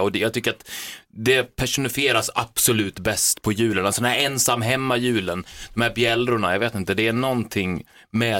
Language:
Swedish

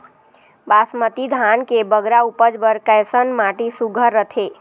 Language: Chhattisgarhi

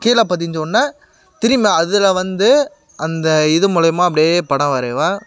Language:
Tamil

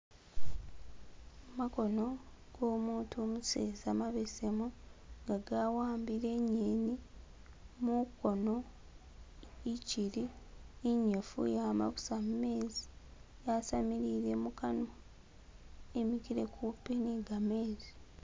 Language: Masaaba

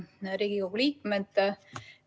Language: Estonian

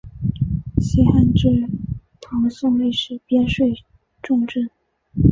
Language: Chinese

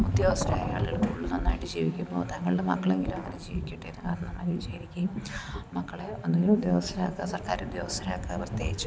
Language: Malayalam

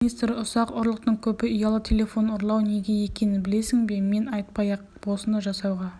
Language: Kazakh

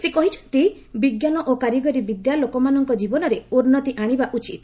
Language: Odia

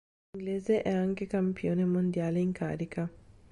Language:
Italian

